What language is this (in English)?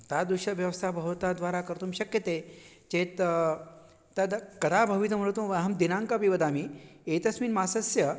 Sanskrit